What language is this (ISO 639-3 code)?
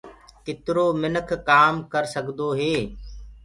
ggg